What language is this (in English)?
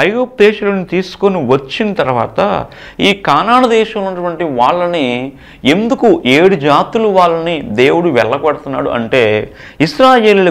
Telugu